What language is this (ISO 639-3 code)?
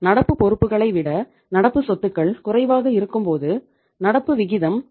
tam